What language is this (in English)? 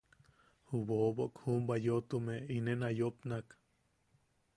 Yaqui